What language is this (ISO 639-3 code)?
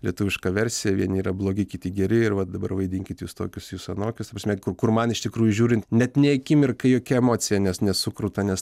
lit